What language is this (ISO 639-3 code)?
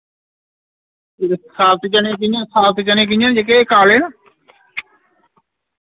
doi